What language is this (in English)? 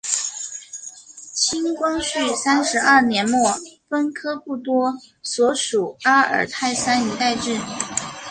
Chinese